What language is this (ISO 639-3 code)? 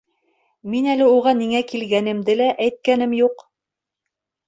bak